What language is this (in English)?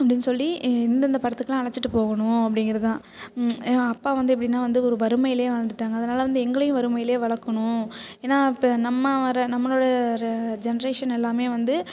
Tamil